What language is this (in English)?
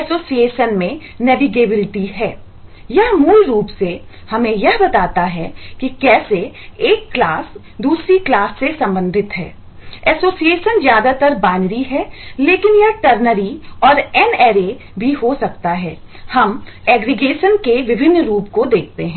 Hindi